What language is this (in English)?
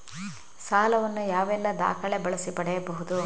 Kannada